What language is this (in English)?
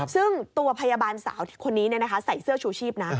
Thai